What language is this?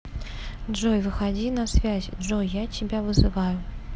Russian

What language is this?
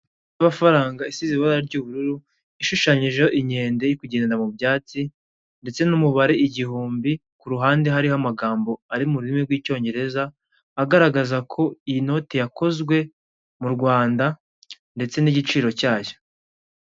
Kinyarwanda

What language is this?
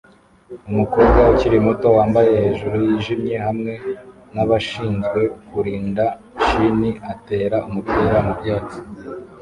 Kinyarwanda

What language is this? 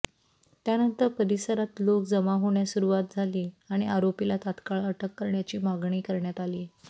Marathi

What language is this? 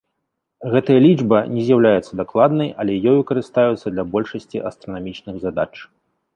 Belarusian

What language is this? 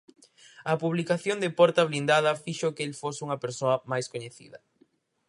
Galician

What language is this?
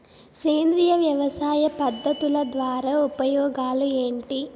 Telugu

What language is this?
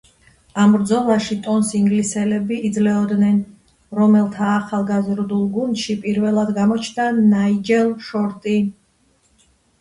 Georgian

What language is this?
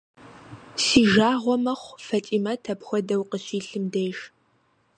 Kabardian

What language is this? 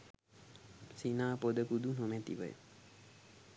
Sinhala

